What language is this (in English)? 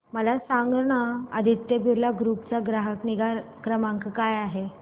Marathi